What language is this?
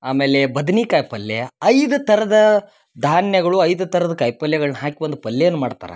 Kannada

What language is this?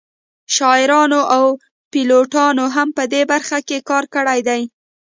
Pashto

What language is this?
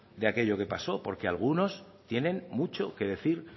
Spanish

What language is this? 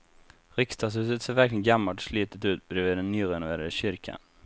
Swedish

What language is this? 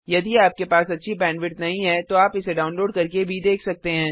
Hindi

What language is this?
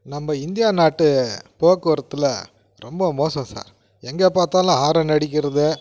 Tamil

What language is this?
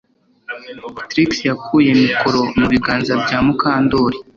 Kinyarwanda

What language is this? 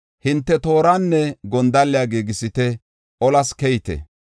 Gofa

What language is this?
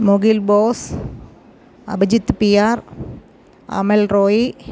Malayalam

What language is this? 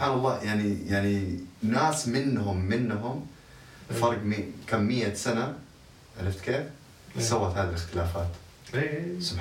Arabic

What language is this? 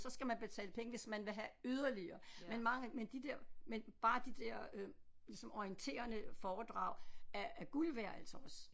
Danish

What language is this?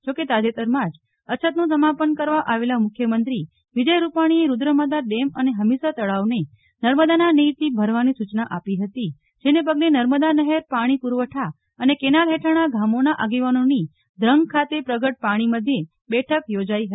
Gujarati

